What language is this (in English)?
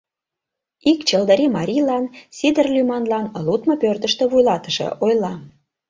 Mari